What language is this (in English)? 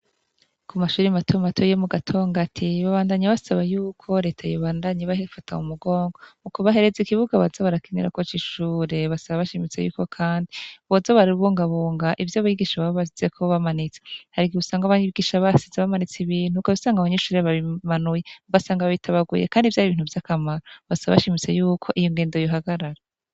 Rundi